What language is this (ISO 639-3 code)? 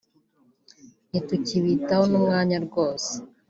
kin